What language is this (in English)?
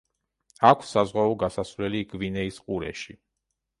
Georgian